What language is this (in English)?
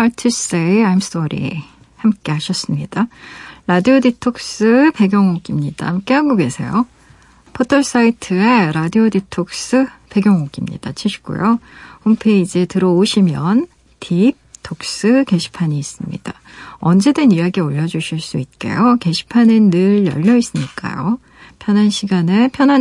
Korean